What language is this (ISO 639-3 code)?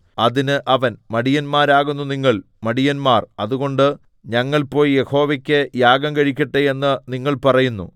mal